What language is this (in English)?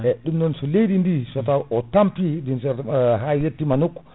Fula